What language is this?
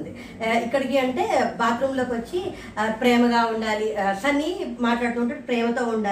Telugu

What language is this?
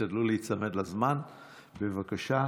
Hebrew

